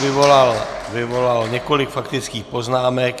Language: Czech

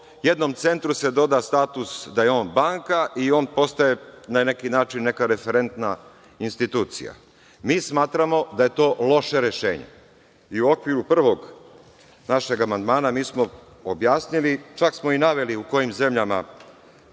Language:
Serbian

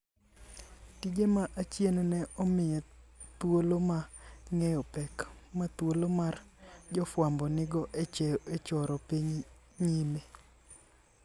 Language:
Luo (Kenya and Tanzania)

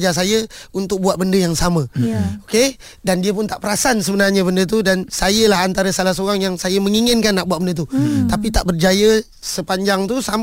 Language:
Malay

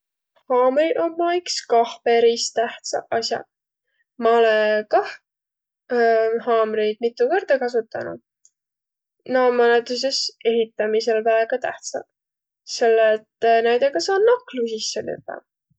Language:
Võro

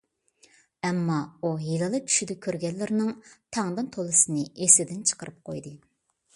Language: Uyghur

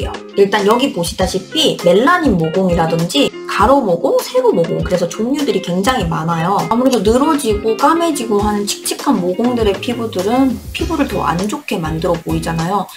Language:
Korean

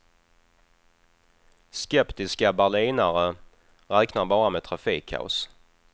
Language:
Swedish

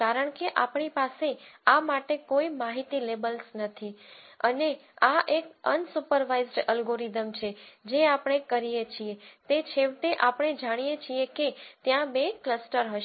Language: Gujarati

